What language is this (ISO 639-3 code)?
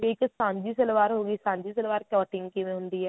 pan